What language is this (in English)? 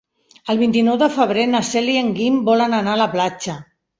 Catalan